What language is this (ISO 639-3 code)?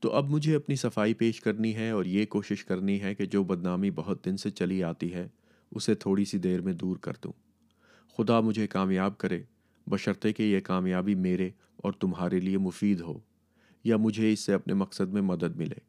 urd